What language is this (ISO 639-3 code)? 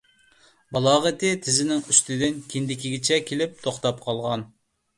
uig